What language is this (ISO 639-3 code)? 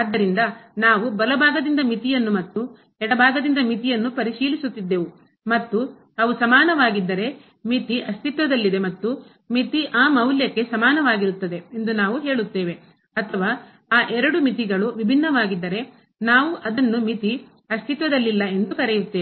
kan